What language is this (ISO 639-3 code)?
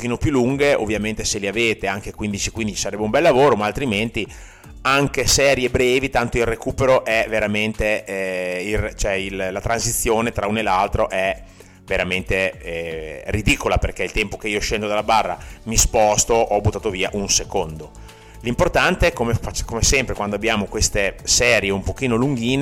ita